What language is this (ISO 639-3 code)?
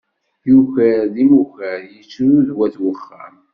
kab